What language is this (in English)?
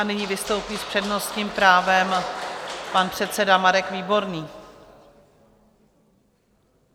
Czech